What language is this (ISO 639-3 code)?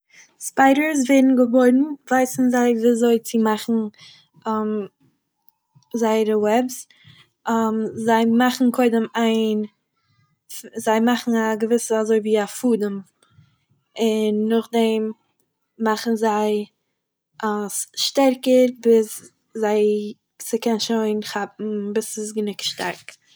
yid